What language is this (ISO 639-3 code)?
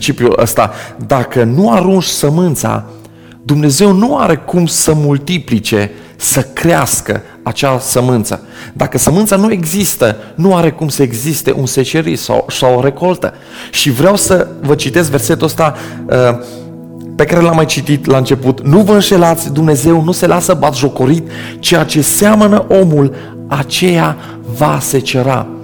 ron